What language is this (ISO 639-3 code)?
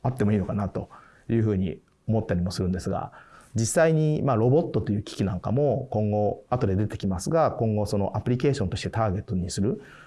jpn